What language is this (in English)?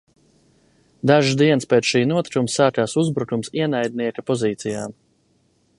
Latvian